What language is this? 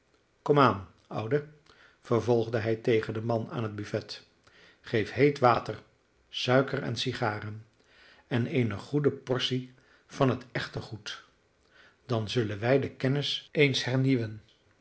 Dutch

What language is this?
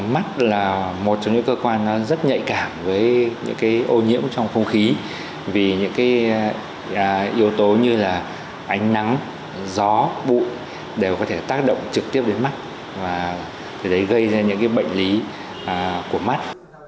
Vietnamese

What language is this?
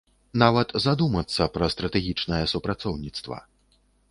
Belarusian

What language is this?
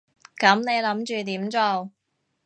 Cantonese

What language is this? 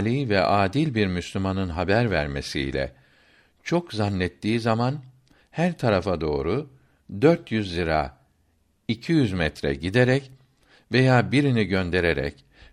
Turkish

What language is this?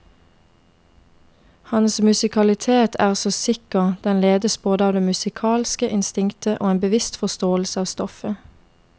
Norwegian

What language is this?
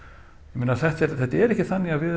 Icelandic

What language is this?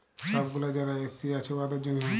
Bangla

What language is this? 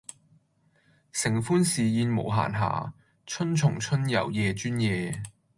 Cantonese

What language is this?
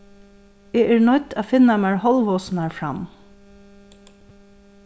Faroese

